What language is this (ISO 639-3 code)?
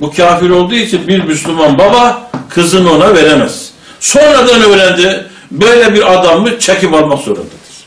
tur